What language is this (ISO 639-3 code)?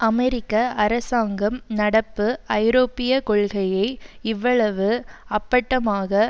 tam